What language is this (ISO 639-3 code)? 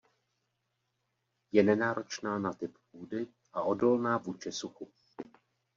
ces